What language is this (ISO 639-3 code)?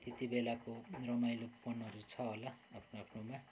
nep